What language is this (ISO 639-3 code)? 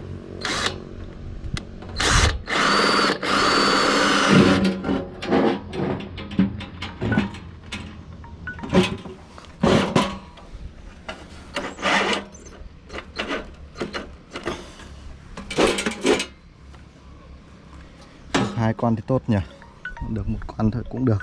vie